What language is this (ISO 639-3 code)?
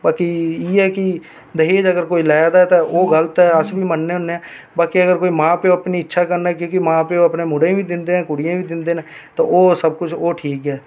doi